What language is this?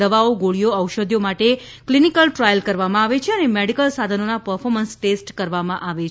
Gujarati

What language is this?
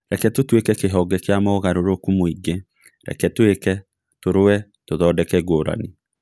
Kikuyu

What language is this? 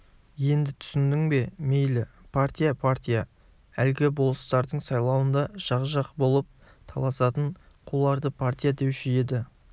Kazakh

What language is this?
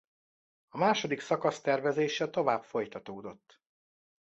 Hungarian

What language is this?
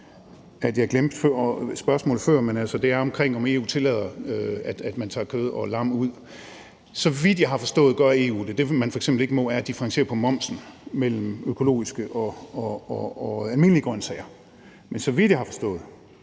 Danish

